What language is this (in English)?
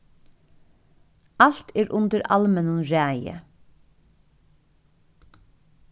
Faroese